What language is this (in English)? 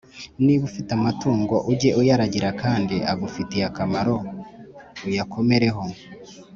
Kinyarwanda